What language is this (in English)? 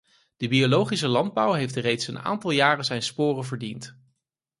Dutch